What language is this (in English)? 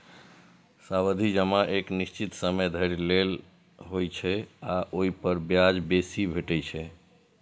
Maithili